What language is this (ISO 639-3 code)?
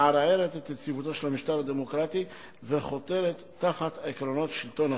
heb